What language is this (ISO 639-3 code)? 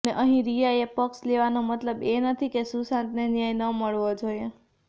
guj